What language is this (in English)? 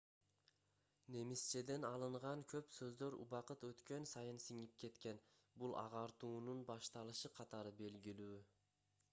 Kyrgyz